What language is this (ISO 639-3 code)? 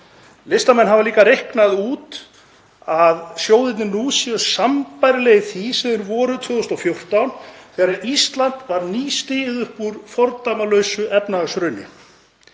isl